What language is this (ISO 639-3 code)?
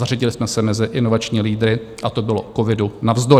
ces